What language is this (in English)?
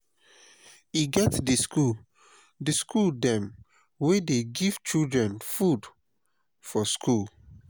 Nigerian Pidgin